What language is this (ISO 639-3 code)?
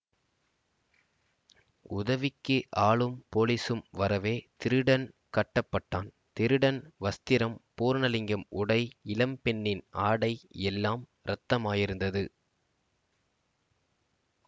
tam